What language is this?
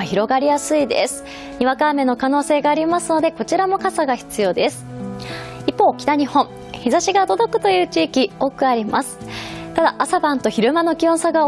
Japanese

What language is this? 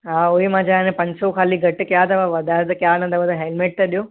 Sindhi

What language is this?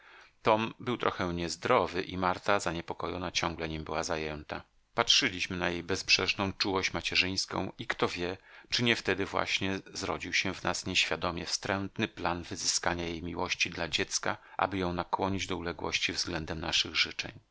Polish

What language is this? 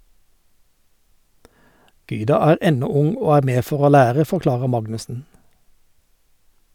Norwegian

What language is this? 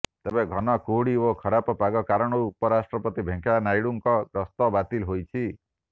Odia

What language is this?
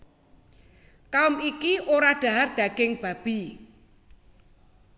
Javanese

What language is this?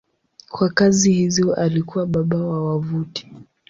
Swahili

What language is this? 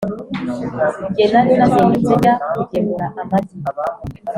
Kinyarwanda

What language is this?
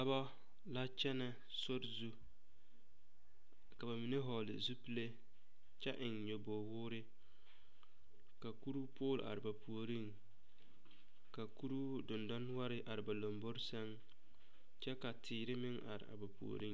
Southern Dagaare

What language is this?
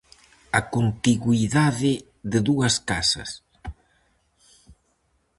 Galician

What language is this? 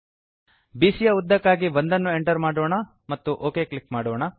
Kannada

